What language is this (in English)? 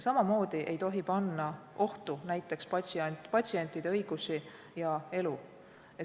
Estonian